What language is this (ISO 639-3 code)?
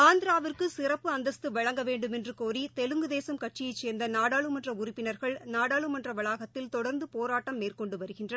tam